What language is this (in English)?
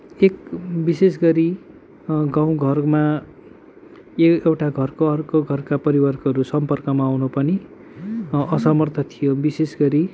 Nepali